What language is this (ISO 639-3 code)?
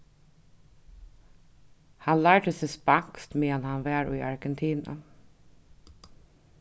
fao